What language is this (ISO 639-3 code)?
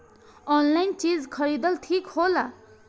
bho